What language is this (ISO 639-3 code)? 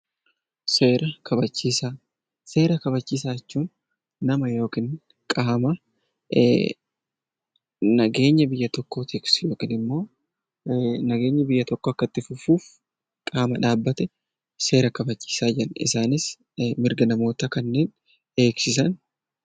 orm